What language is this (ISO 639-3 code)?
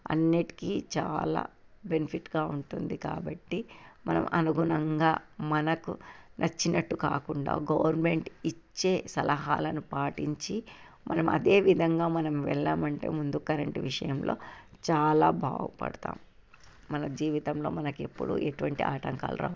tel